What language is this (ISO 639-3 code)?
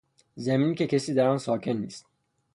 fas